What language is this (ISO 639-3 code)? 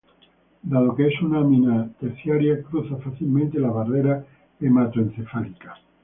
spa